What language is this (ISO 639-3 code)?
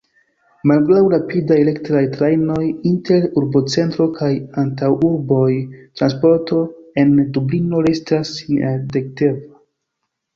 epo